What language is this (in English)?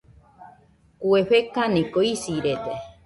Nüpode Huitoto